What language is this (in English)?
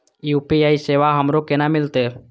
Maithili